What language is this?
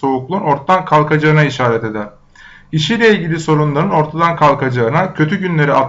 Turkish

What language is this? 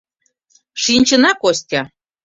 Mari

